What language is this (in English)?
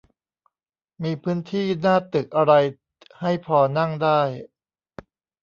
Thai